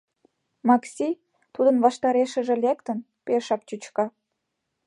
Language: Mari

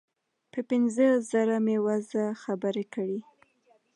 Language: Pashto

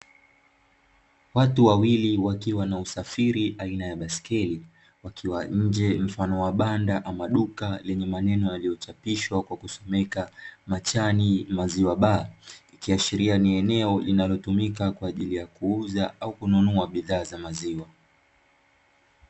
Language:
Swahili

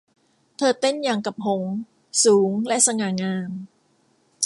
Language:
Thai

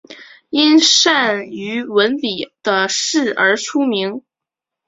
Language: Chinese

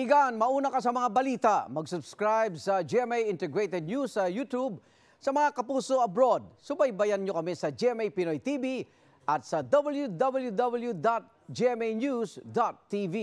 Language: Filipino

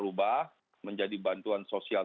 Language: Indonesian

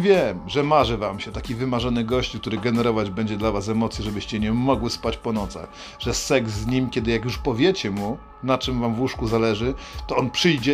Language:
Polish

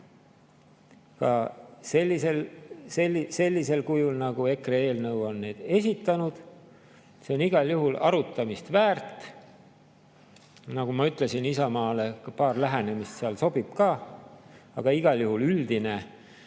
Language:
Estonian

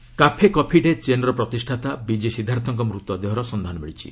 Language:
Odia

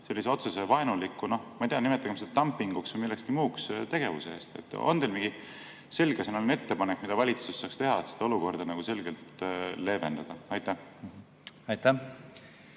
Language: Estonian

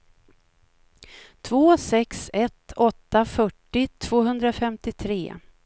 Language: Swedish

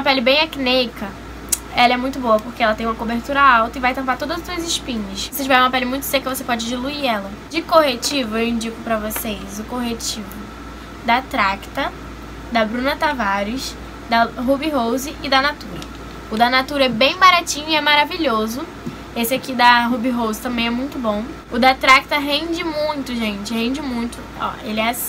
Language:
Portuguese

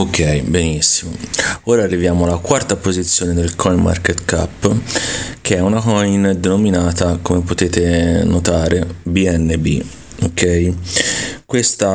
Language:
Italian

